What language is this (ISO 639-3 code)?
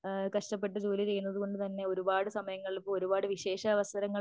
mal